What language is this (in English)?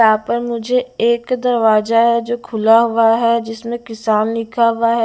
Hindi